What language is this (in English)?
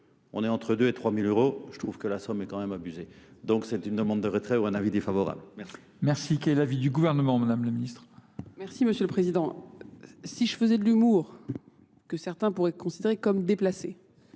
French